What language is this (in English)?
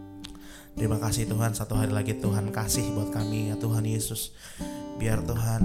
Indonesian